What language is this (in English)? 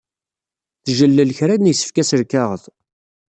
Kabyle